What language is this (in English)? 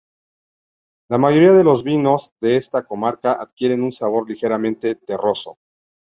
Spanish